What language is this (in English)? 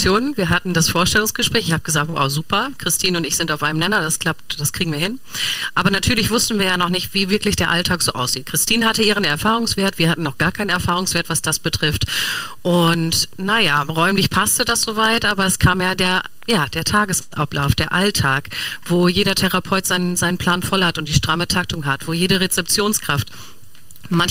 German